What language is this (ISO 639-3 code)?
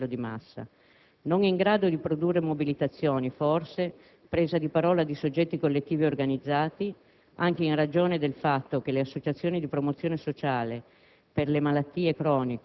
ita